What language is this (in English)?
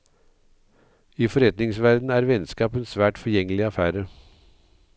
Norwegian